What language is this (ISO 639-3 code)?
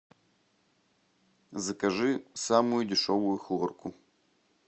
rus